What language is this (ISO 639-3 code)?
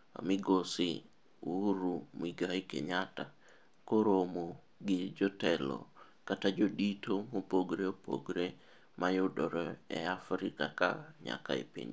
luo